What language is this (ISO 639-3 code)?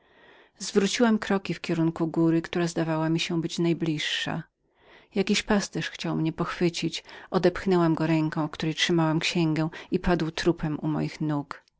pol